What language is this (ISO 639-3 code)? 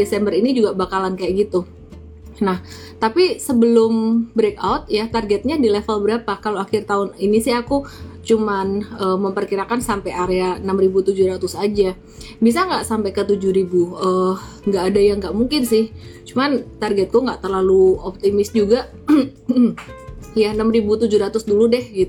ind